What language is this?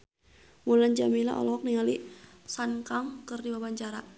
Sundanese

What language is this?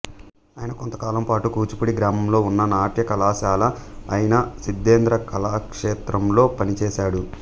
Telugu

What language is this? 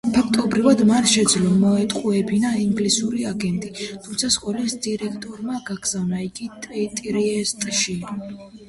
Georgian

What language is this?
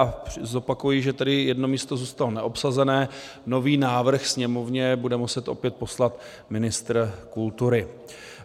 Czech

